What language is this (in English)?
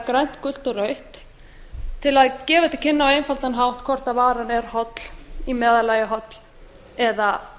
Icelandic